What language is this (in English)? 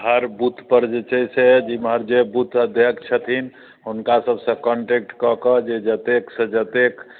Maithili